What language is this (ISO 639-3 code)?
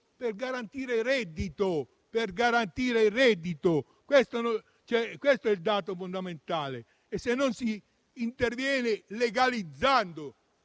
ita